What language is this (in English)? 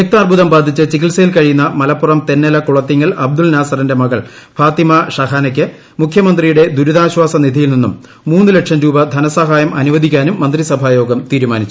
Malayalam